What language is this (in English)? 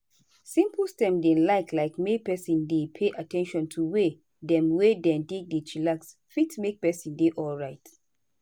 Nigerian Pidgin